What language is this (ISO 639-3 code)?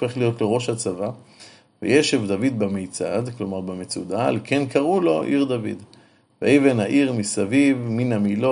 heb